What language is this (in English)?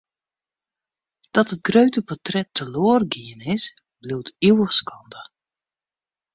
Western Frisian